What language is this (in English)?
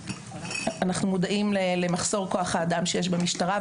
Hebrew